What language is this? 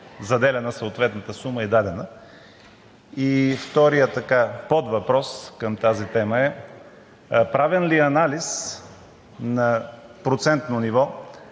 Bulgarian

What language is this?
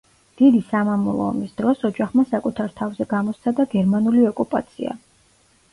Georgian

